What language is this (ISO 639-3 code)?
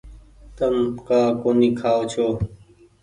gig